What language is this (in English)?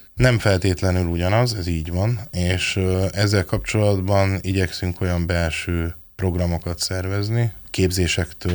Hungarian